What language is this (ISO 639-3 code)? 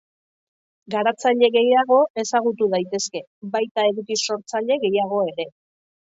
eus